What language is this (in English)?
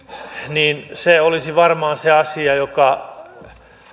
Finnish